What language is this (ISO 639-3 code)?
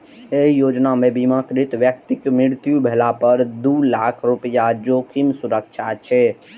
mai